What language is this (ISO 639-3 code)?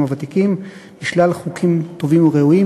heb